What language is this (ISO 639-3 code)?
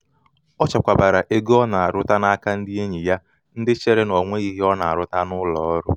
ibo